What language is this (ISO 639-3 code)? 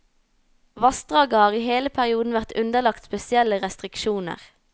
nor